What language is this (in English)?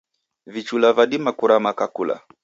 Taita